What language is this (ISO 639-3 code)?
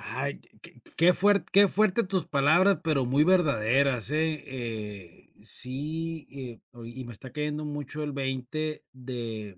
spa